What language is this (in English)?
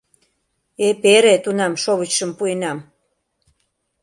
Mari